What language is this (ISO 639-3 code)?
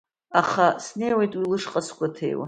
abk